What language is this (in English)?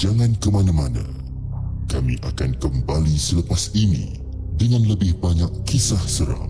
Malay